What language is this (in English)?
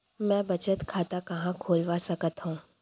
Chhattisgarhi